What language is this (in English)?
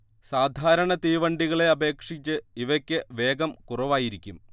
Malayalam